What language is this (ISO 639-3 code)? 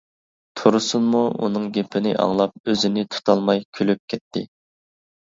uig